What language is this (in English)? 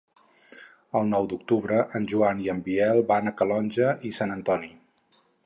Catalan